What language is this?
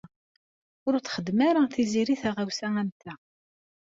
Kabyle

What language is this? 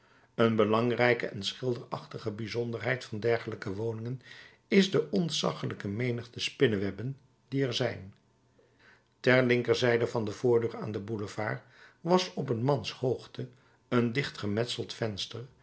Dutch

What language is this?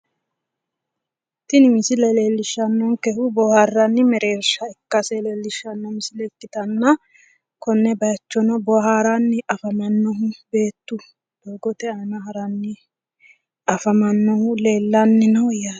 Sidamo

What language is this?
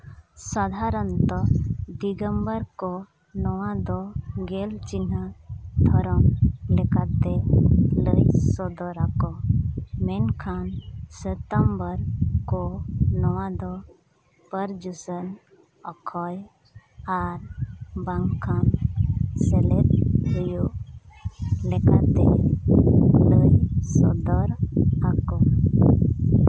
Santali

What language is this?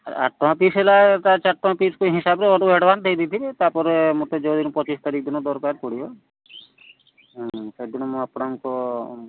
Odia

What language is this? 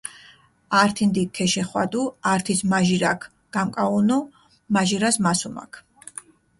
Mingrelian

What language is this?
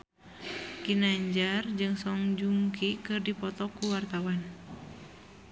Sundanese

